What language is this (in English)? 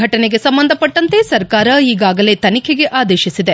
Kannada